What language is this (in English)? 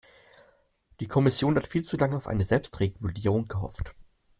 German